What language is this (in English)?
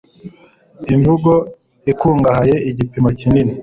Kinyarwanda